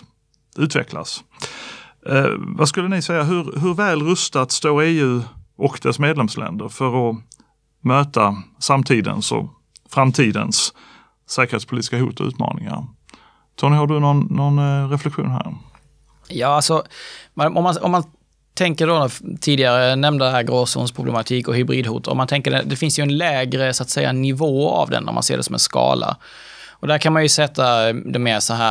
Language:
Swedish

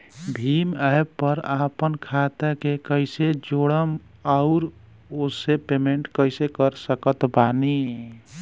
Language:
Bhojpuri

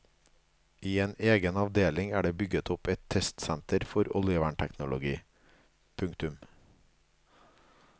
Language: Norwegian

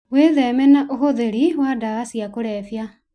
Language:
Kikuyu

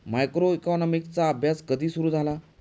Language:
Marathi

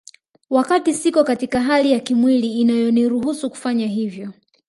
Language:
Swahili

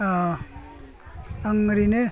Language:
Bodo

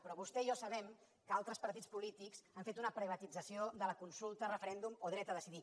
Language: Catalan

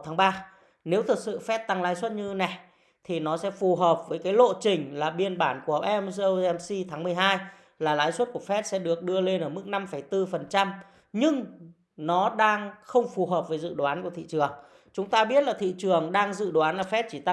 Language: Vietnamese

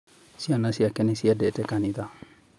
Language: Kikuyu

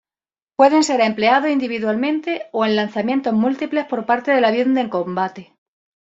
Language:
Spanish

